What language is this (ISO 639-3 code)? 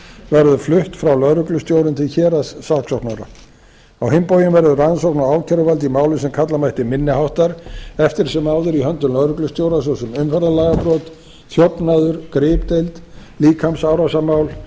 isl